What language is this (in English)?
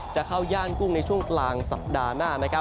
Thai